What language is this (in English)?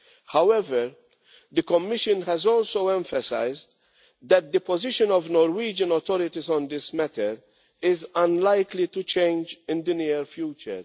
English